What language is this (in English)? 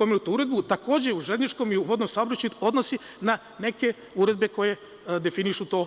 Serbian